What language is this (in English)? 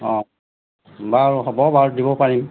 Assamese